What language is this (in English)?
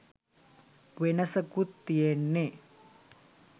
Sinhala